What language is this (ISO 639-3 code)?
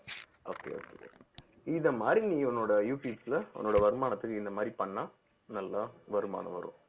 tam